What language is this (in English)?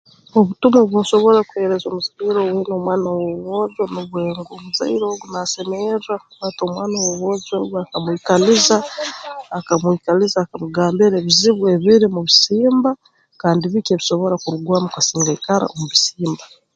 Tooro